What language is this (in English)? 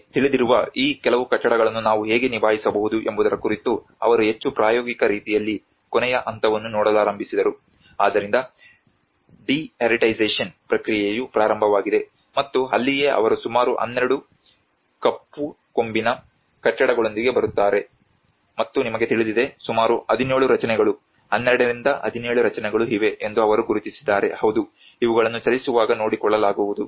Kannada